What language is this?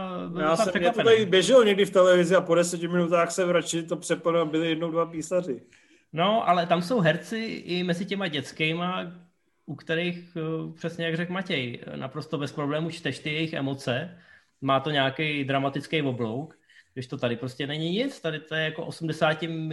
Czech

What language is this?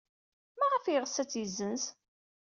Kabyle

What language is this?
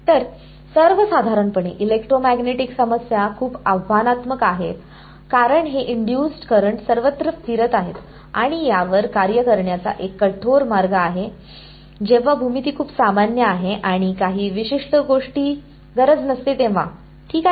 Marathi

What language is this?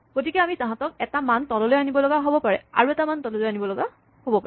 Assamese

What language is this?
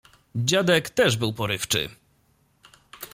Polish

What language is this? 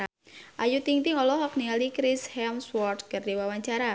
Sundanese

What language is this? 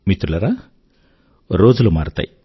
Telugu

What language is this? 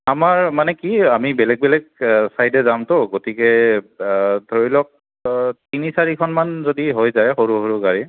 Assamese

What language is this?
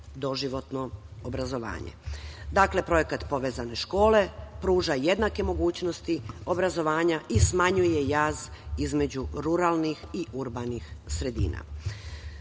Serbian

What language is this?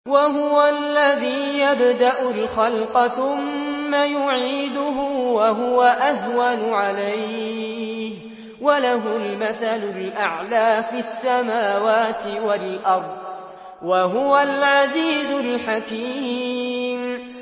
Arabic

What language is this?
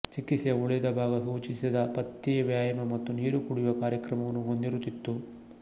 Kannada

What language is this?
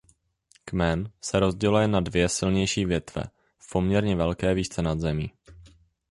Czech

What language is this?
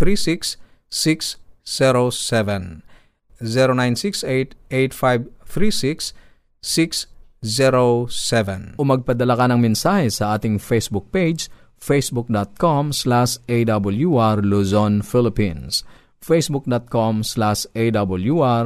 Filipino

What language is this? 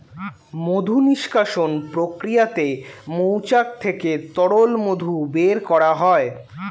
Bangla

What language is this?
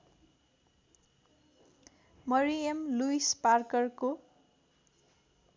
Nepali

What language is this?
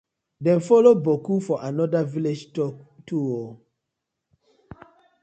Nigerian Pidgin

